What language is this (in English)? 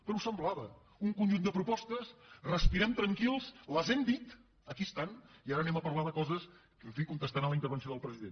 Catalan